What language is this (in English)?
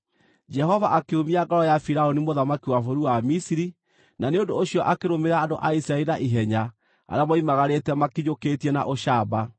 Kikuyu